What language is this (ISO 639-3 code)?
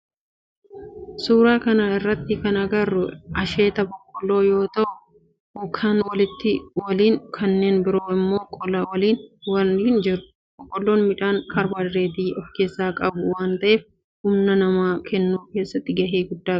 orm